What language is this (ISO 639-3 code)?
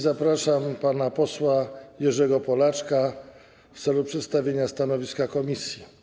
pol